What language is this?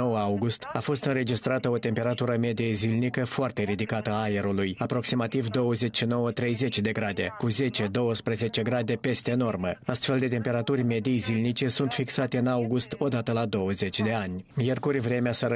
Romanian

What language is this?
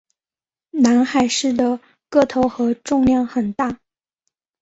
Chinese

